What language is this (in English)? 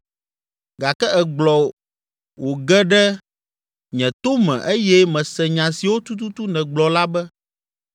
Ewe